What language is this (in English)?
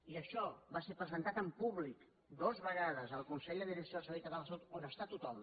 Catalan